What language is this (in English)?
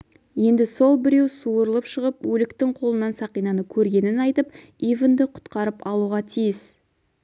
Kazakh